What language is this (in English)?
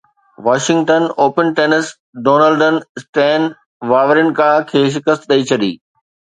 Sindhi